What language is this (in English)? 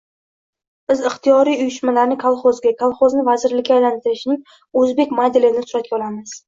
Uzbek